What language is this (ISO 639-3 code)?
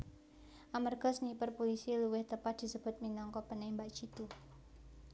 jav